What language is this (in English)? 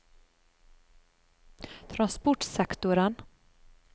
Norwegian